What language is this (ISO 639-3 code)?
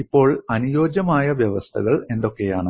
mal